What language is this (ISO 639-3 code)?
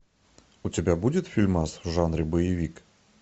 rus